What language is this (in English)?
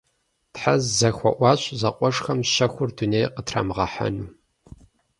Kabardian